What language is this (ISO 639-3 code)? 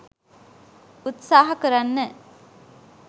sin